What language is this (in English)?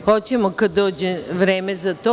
Serbian